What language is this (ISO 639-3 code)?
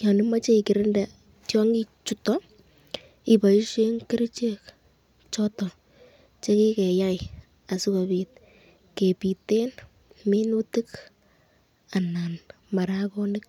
kln